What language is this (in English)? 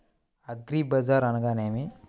Telugu